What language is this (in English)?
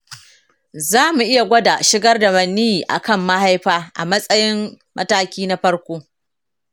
Hausa